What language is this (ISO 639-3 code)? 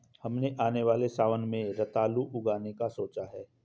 hin